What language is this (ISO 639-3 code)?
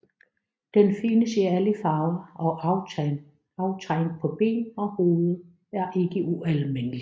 dan